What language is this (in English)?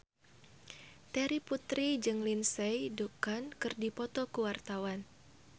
Sundanese